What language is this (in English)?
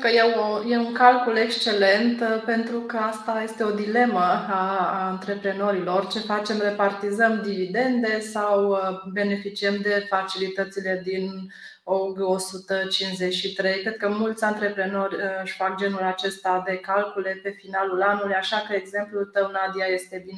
Romanian